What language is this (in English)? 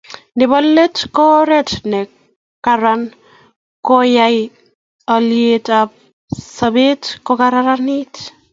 Kalenjin